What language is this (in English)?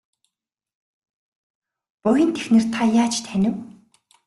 Mongolian